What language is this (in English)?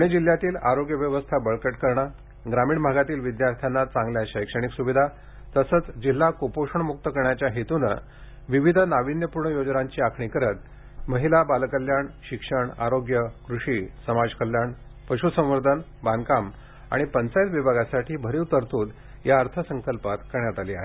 Marathi